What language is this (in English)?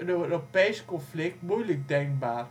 Dutch